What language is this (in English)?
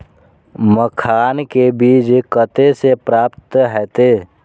Maithili